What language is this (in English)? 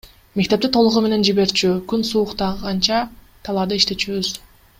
Kyrgyz